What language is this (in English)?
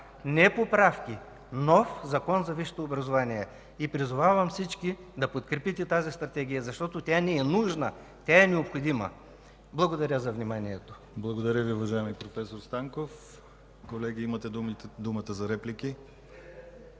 Bulgarian